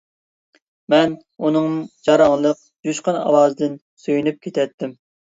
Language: Uyghur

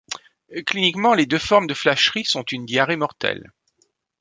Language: French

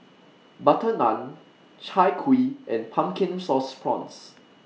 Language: English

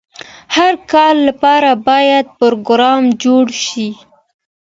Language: Pashto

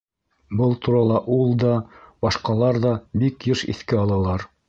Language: Bashkir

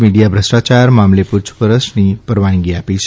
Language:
Gujarati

